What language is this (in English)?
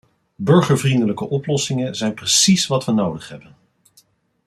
Dutch